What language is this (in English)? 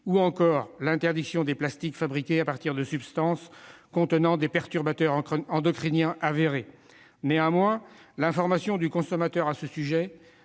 French